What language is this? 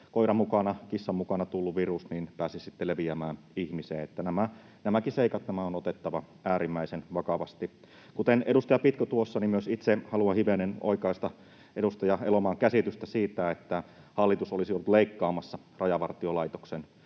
Finnish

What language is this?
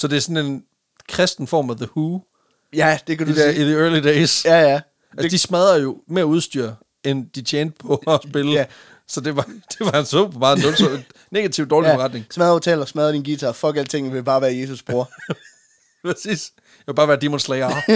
Danish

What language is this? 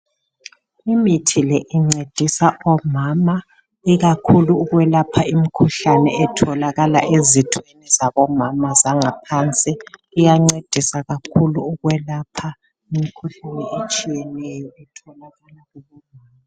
North Ndebele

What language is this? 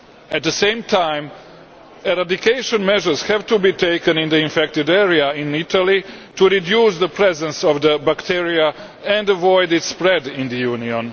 English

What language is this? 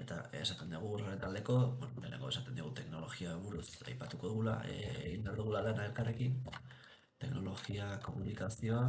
Basque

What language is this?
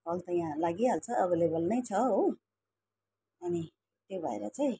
Nepali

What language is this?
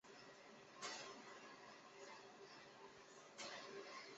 Chinese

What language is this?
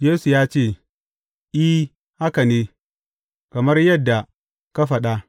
Hausa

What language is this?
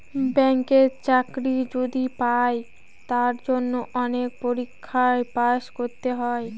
Bangla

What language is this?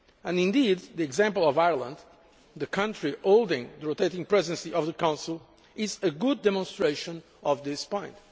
English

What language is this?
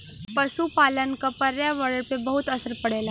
Bhojpuri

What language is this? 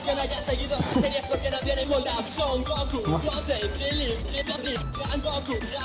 Spanish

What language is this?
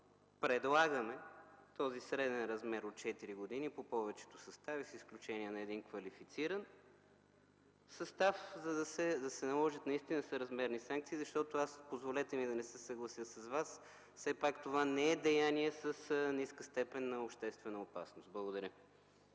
Bulgarian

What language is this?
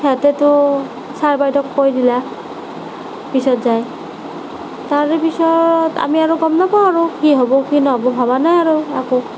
Assamese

